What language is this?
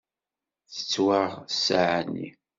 Kabyle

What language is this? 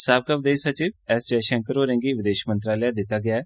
Dogri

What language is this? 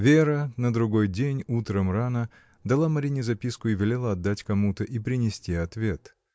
Russian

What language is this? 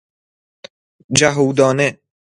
Persian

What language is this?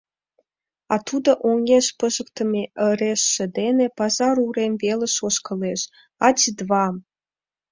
Mari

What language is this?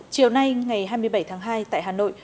Vietnamese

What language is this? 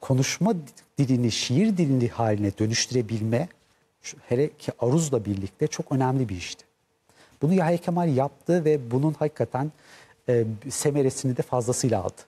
Turkish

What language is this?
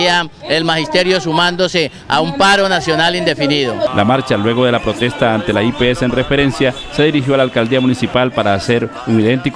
Spanish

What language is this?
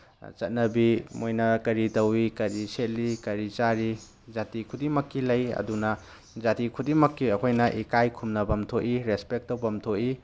Manipuri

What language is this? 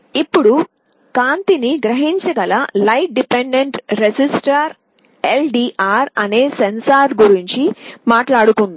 Telugu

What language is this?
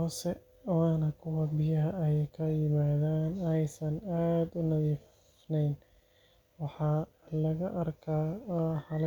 Somali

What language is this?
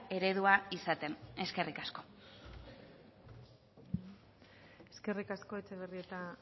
Basque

